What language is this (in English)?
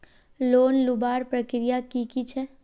Magahi